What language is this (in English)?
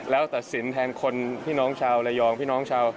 Thai